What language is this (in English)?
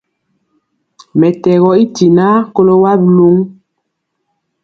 Mpiemo